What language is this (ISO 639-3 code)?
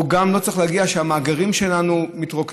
heb